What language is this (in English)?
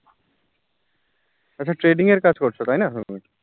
Bangla